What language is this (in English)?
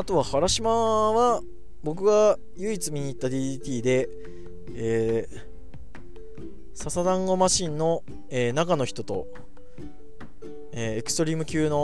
Japanese